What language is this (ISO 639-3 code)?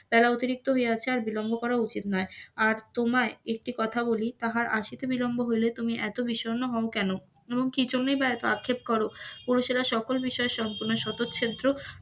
ben